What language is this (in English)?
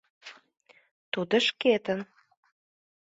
Mari